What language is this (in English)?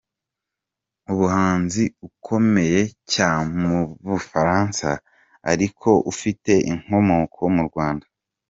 Kinyarwanda